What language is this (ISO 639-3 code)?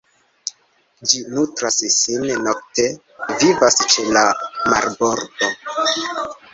epo